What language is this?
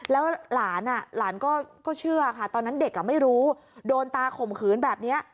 Thai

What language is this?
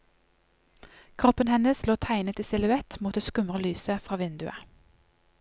Norwegian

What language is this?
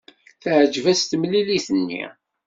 Kabyle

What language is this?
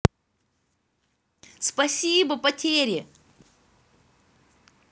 Russian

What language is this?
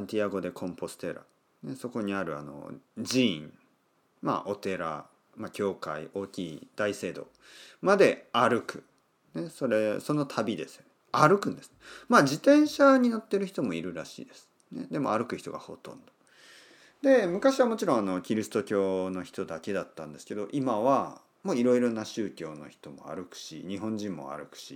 Japanese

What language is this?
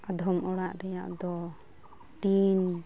Santali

